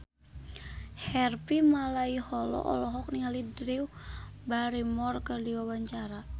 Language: Sundanese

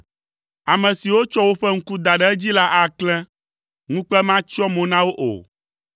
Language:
Ewe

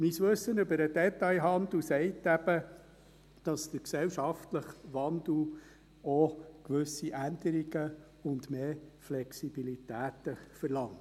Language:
Swiss German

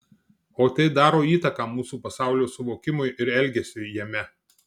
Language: Lithuanian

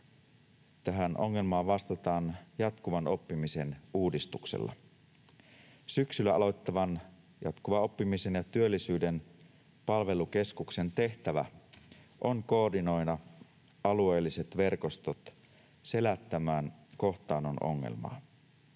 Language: Finnish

